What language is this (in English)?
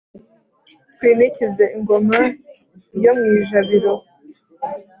Kinyarwanda